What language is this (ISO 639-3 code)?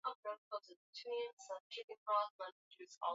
swa